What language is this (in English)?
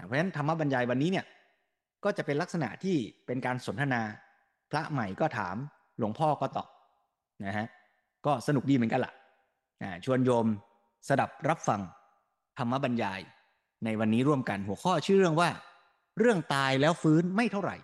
Thai